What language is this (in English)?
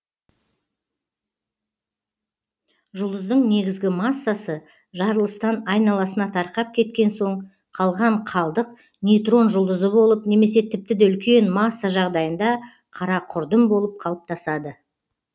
Kazakh